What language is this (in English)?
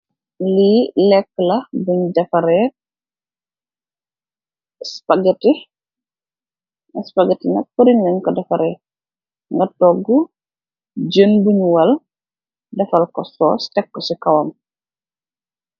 Wolof